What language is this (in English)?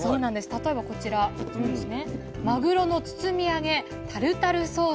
Japanese